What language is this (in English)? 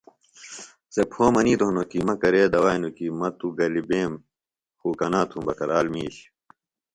Phalura